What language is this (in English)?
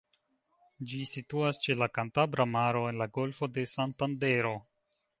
Esperanto